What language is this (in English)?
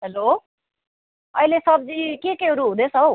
Nepali